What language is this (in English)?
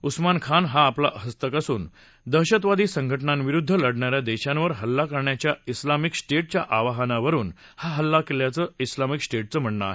Marathi